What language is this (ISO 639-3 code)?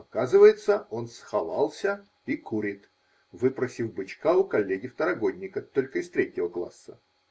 rus